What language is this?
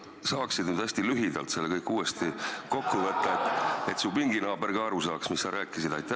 Estonian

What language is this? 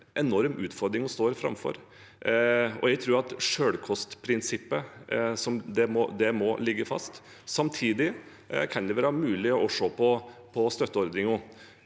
Norwegian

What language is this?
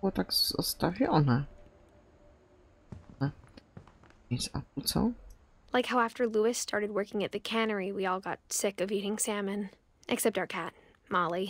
Polish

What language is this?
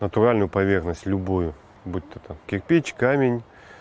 Russian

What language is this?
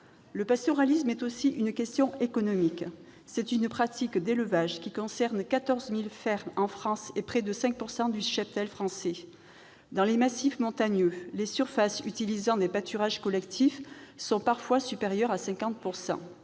French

